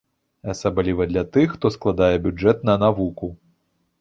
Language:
Belarusian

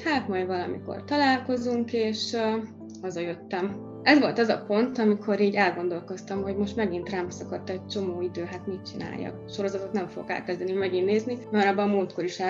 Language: Hungarian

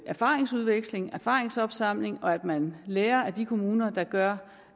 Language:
Danish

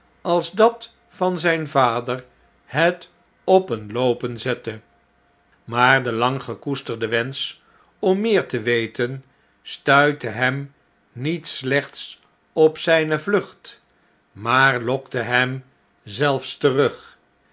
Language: Dutch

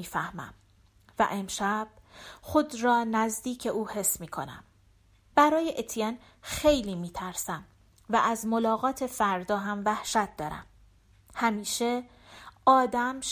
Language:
Persian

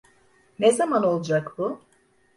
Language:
Turkish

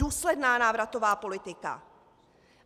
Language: Czech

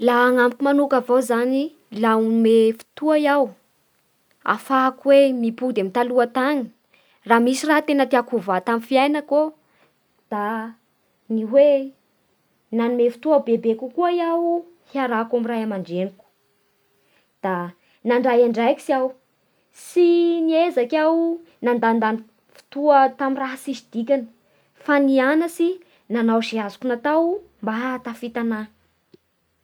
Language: Bara Malagasy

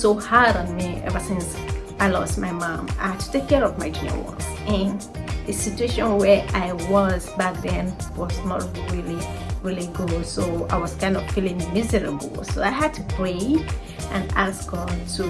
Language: English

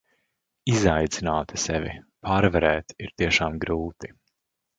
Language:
Latvian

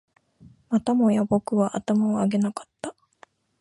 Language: Japanese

